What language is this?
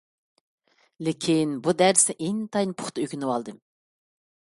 Uyghur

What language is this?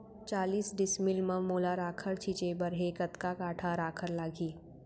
Chhattisgarhi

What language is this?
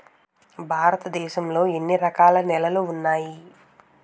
Telugu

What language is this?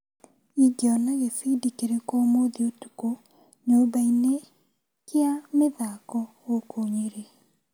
Kikuyu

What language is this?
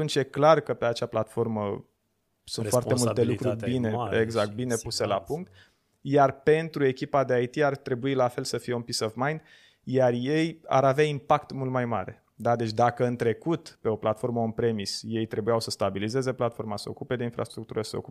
Romanian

